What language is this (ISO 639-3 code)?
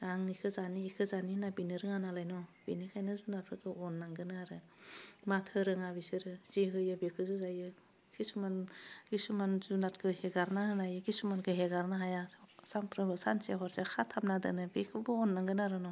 brx